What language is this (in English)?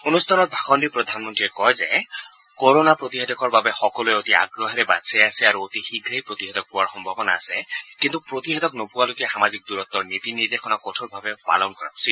Assamese